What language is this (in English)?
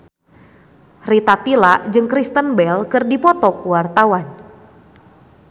Sundanese